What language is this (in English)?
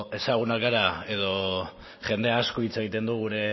Basque